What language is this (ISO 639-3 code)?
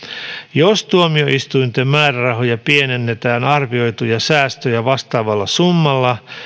fin